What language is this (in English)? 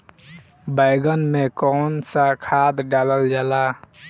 Bhojpuri